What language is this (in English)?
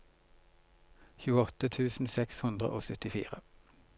Norwegian